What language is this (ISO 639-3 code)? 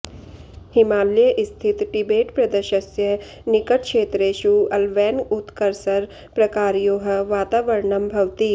san